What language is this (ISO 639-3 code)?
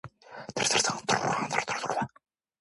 kor